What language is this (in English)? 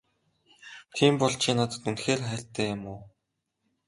Mongolian